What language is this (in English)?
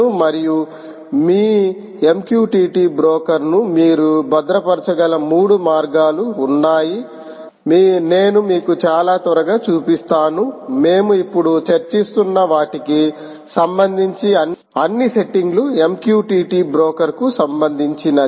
Telugu